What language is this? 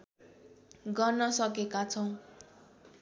Nepali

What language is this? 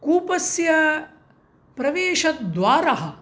Sanskrit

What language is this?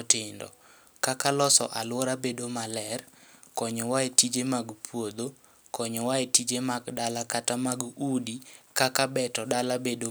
Luo (Kenya and Tanzania)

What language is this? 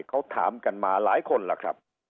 Thai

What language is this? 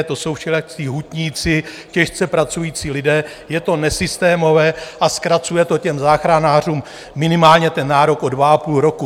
Czech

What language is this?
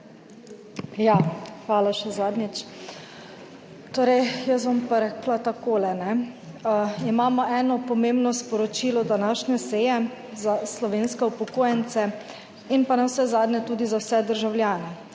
Slovenian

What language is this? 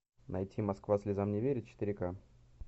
Russian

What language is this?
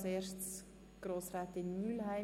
Swiss German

